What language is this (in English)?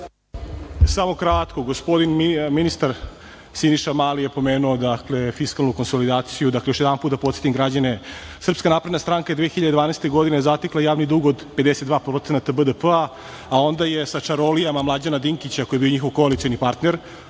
Serbian